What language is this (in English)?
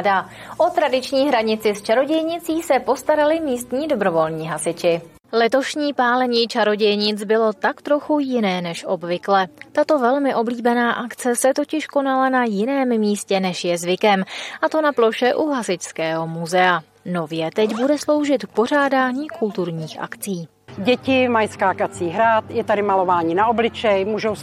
Czech